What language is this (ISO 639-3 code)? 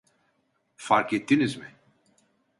tur